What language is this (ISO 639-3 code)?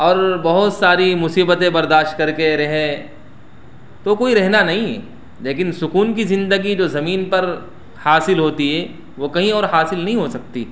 urd